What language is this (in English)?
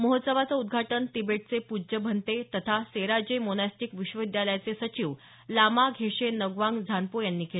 Marathi